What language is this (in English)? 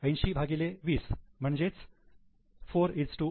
Marathi